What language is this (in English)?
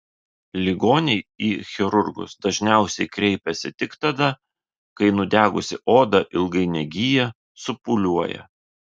Lithuanian